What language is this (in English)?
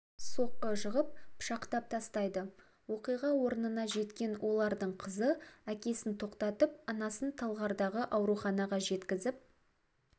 Kazakh